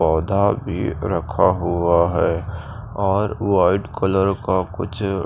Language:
Hindi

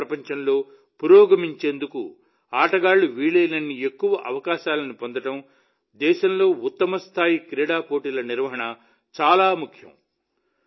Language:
Telugu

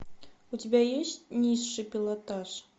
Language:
Russian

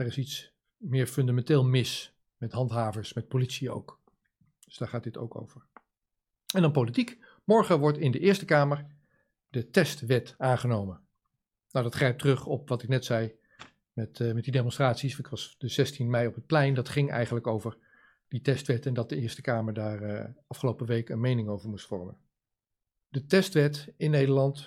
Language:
Dutch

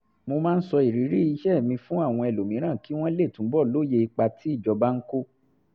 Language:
Yoruba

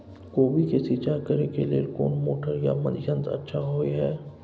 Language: Maithili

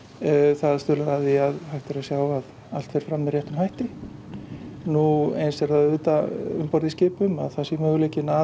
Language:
Icelandic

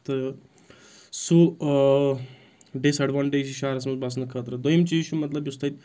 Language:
Kashmiri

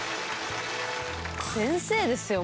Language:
Japanese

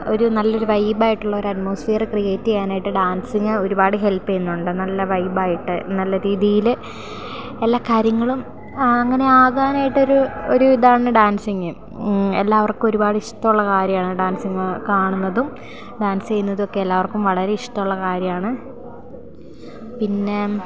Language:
Malayalam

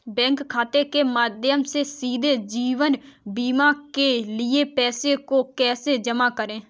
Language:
Hindi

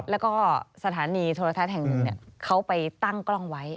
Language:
Thai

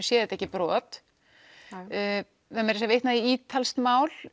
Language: Icelandic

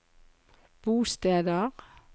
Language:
Norwegian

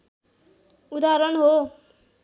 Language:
Nepali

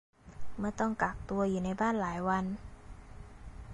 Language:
Thai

